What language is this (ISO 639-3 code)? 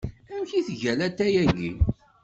kab